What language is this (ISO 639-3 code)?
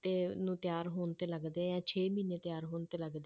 pan